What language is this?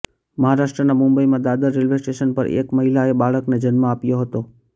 Gujarati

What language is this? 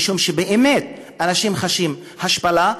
Hebrew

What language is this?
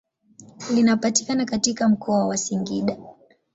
Swahili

